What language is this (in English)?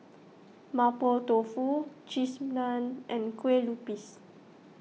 English